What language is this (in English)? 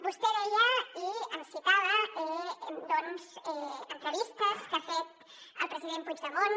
Catalan